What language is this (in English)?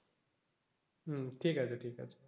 Bangla